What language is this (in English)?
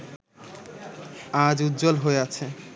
Bangla